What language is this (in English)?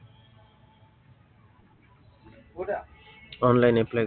Assamese